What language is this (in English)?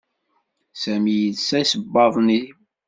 Kabyle